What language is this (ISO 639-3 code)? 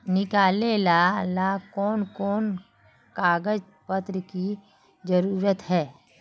mag